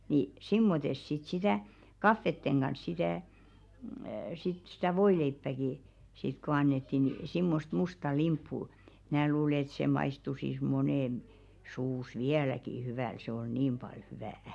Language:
Finnish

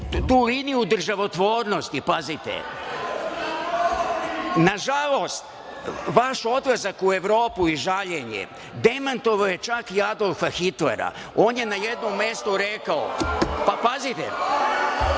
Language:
Serbian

